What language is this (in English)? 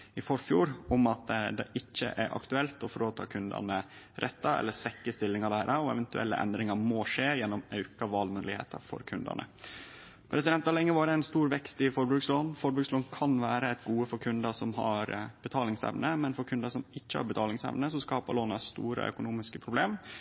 Norwegian Nynorsk